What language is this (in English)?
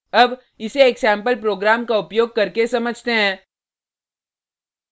Hindi